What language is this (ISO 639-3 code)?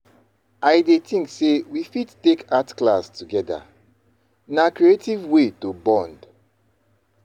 pcm